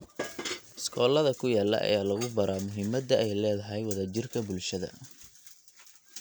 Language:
Somali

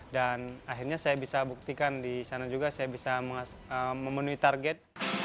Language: Indonesian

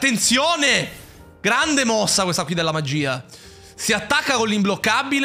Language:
Italian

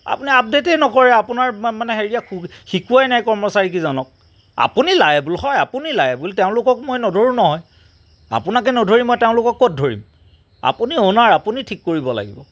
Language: Assamese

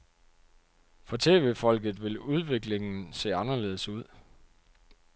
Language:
Danish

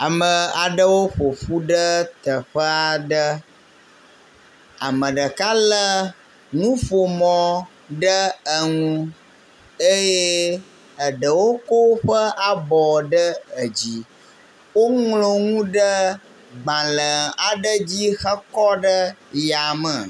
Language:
Ewe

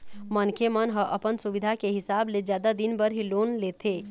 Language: Chhattisgarhi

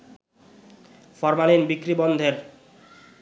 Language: Bangla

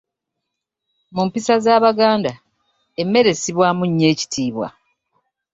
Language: Ganda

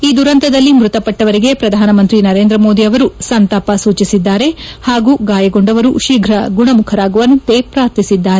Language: Kannada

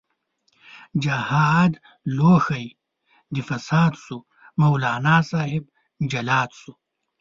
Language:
Pashto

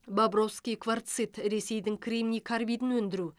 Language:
Kazakh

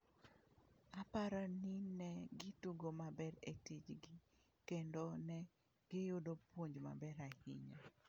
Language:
Luo (Kenya and Tanzania)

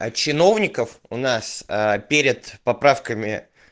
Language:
Russian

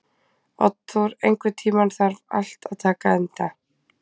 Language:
Icelandic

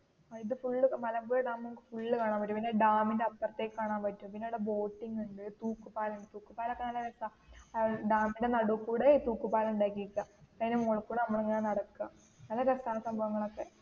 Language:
Malayalam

